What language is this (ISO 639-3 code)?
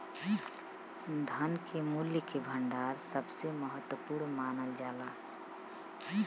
bho